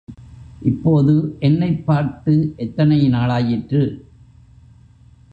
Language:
Tamil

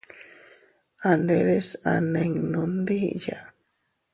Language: Teutila Cuicatec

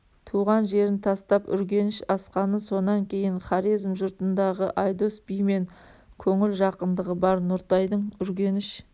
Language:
Kazakh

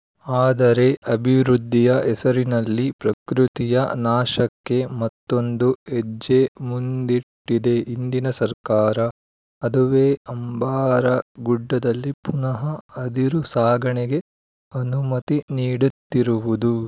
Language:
Kannada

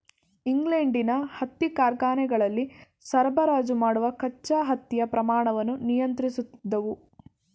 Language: Kannada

